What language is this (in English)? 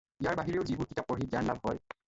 Assamese